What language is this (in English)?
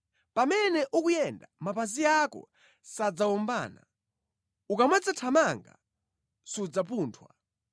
Nyanja